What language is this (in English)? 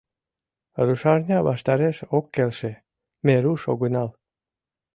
Mari